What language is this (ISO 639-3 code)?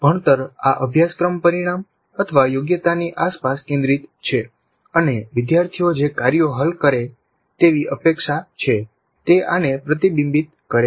guj